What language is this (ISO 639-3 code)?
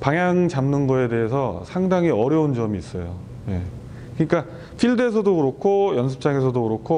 kor